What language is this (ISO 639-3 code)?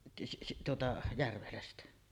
fin